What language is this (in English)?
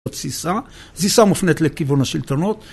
Hebrew